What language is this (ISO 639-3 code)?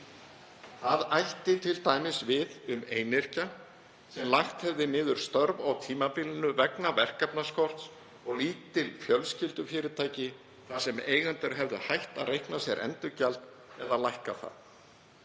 isl